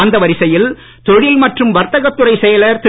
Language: Tamil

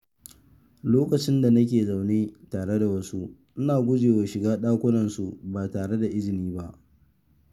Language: Hausa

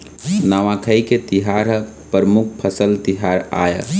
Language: Chhattisgarhi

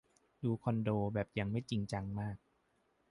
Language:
Thai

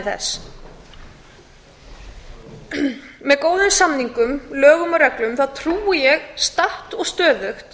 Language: Icelandic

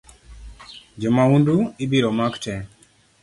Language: Luo (Kenya and Tanzania)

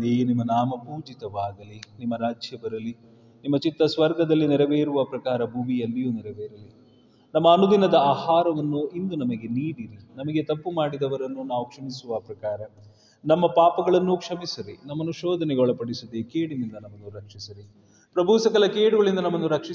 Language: Kannada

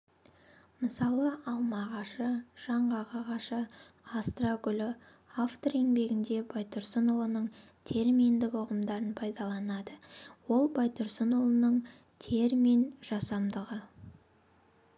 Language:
Kazakh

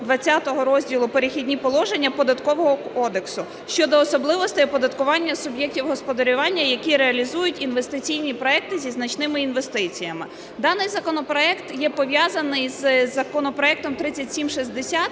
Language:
Ukrainian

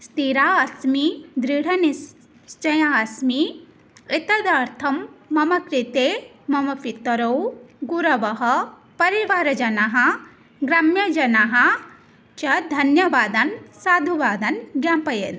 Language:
Sanskrit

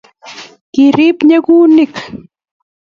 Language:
Kalenjin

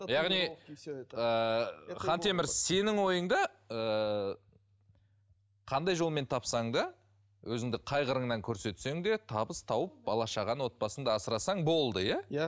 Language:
Kazakh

